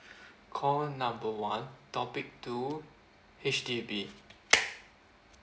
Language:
English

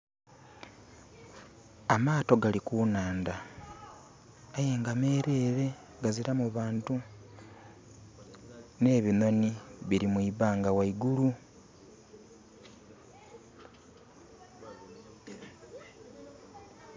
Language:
Soga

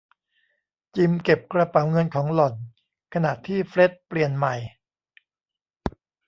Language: Thai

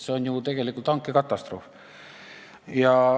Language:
Estonian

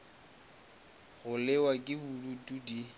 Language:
Northern Sotho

